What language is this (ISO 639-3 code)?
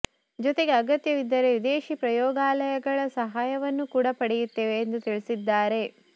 kan